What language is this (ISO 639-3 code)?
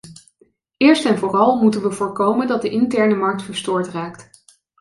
nld